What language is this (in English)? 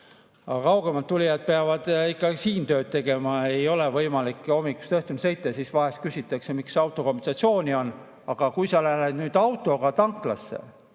Estonian